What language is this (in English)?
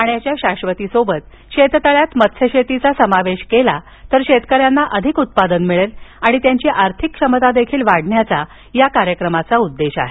Marathi